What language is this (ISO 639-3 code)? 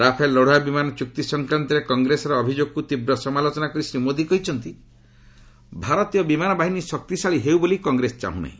ori